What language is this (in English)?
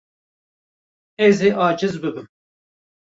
Kurdish